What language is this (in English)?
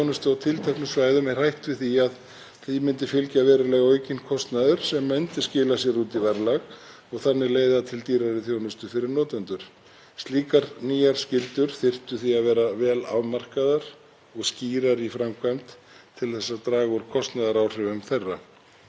Icelandic